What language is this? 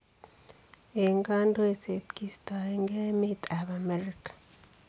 Kalenjin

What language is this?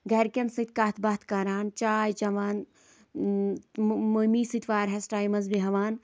Kashmiri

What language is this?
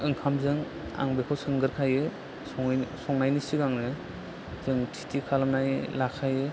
Bodo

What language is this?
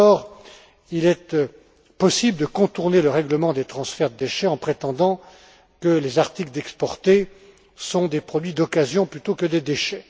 French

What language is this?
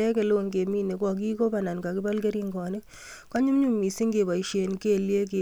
Kalenjin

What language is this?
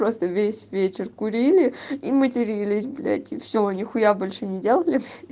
Russian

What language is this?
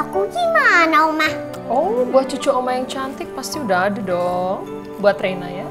Indonesian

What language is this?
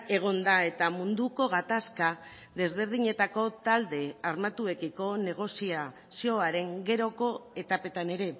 Basque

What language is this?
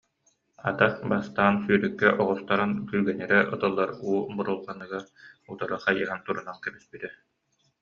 Yakut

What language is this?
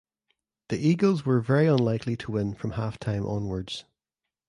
English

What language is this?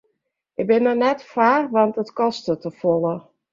Western Frisian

